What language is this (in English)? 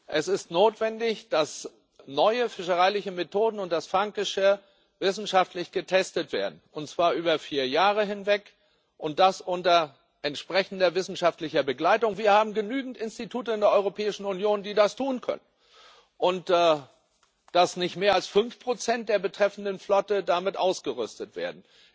German